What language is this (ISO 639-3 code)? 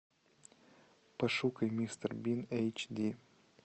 rus